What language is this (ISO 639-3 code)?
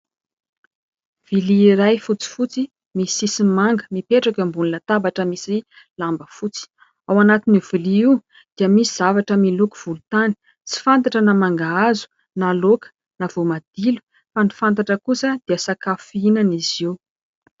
mlg